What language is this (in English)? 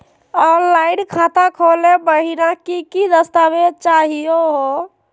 Magahi